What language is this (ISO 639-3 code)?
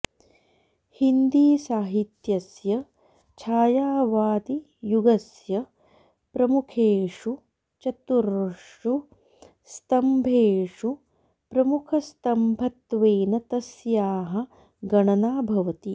san